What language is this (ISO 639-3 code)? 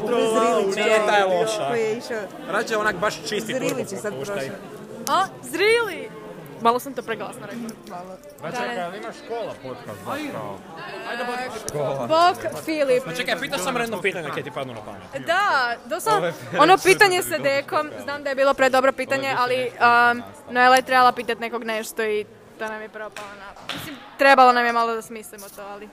hrv